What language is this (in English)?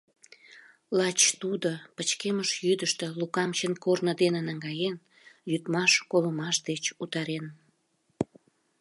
Mari